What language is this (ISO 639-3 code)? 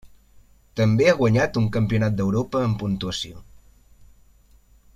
cat